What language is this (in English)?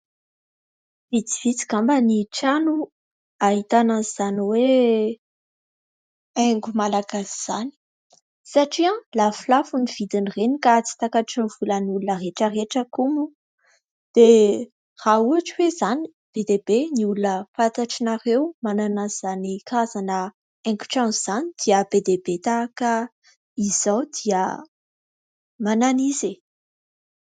Malagasy